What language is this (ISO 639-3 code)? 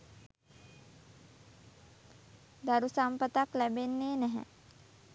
sin